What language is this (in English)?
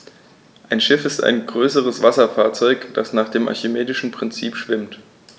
German